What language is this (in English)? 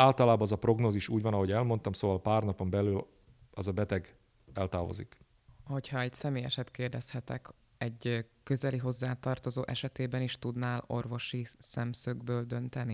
Hungarian